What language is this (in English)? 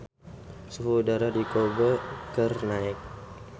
Sundanese